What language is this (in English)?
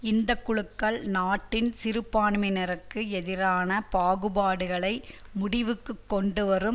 Tamil